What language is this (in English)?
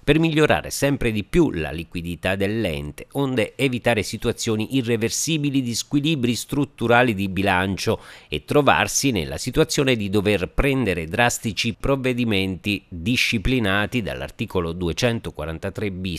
Italian